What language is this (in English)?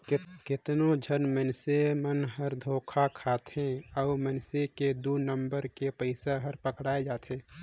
Chhattisgarhi